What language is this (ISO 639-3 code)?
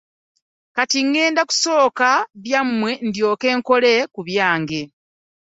lug